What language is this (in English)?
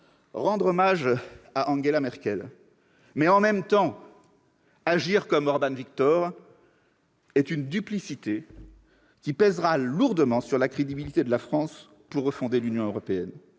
French